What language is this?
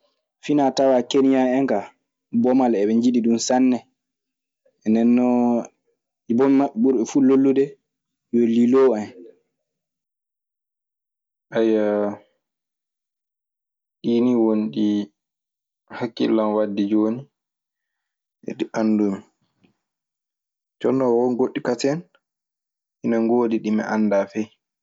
Maasina Fulfulde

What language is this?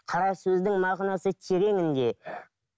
Kazakh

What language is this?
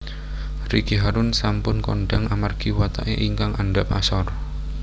Javanese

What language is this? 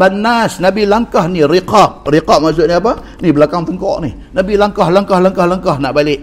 Malay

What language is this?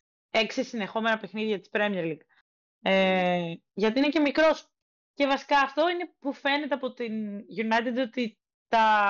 Greek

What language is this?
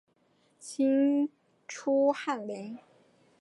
Chinese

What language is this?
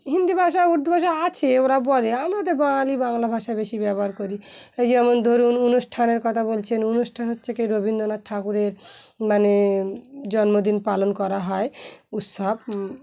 Bangla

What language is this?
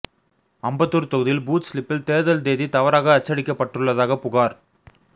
Tamil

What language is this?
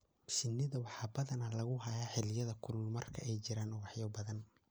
Somali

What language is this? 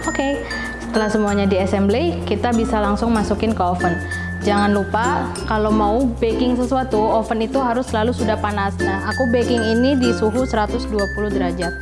Indonesian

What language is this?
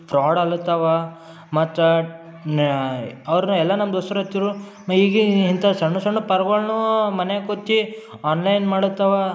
Kannada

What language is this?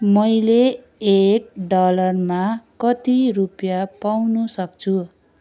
Nepali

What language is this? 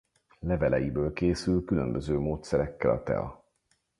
Hungarian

